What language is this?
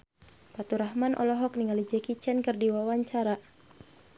Sundanese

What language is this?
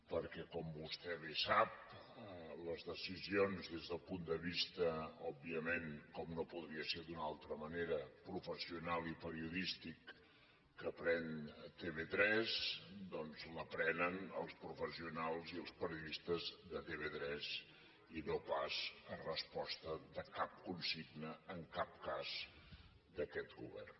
Catalan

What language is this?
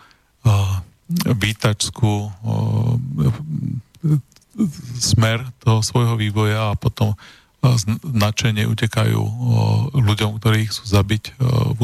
Slovak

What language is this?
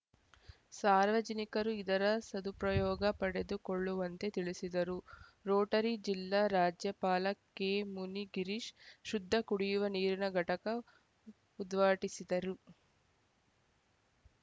Kannada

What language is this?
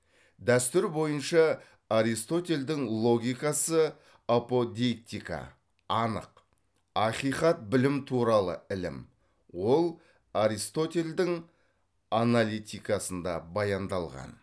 Kazakh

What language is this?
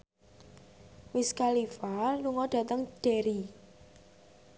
Javanese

